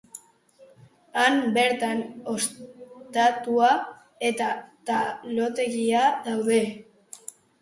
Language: Basque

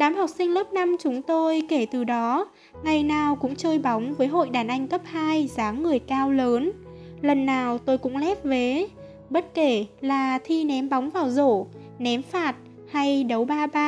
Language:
Vietnamese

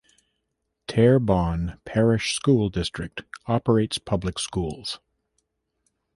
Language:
English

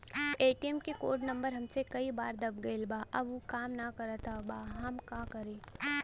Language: Bhojpuri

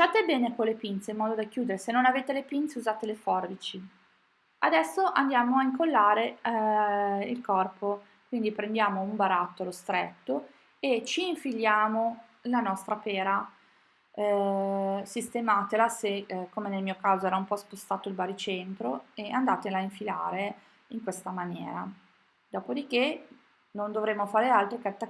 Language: Italian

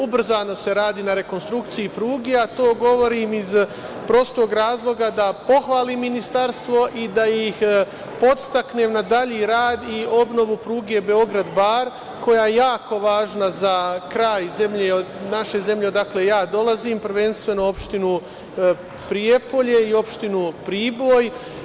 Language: Serbian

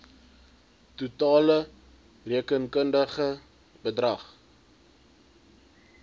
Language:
Afrikaans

